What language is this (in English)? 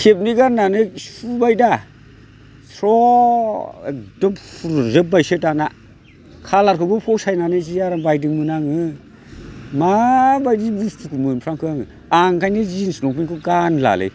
Bodo